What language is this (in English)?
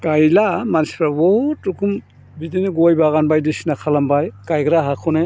Bodo